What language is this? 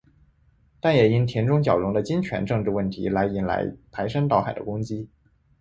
Chinese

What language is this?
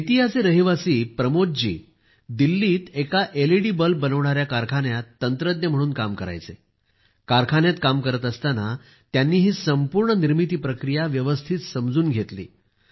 Marathi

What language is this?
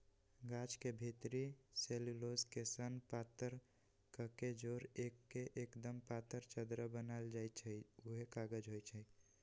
Magahi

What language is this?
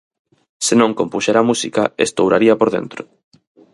Galician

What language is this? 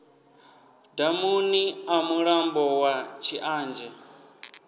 Venda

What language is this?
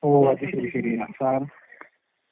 Malayalam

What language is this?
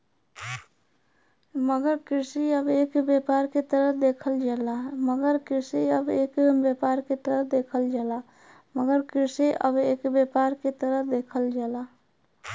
Bhojpuri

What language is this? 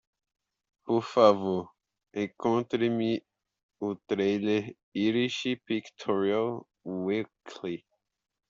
Portuguese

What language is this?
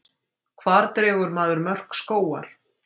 Icelandic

